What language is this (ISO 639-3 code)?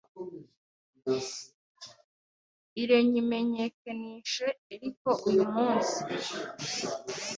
kin